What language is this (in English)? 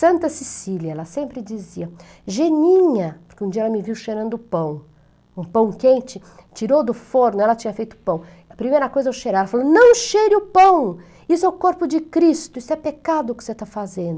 Portuguese